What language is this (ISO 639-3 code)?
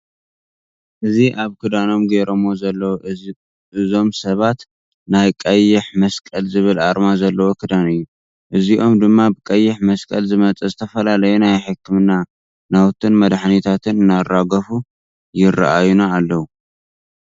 tir